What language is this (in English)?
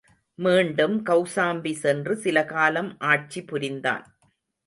Tamil